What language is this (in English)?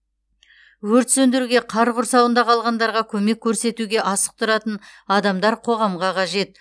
Kazakh